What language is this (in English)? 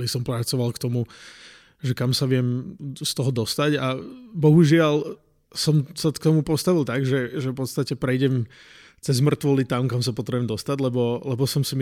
Slovak